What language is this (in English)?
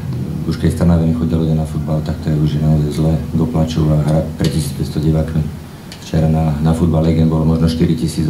Czech